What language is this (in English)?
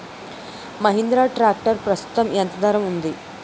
Telugu